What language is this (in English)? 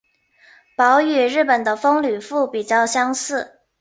Chinese